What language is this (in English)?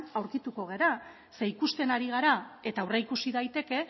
Basque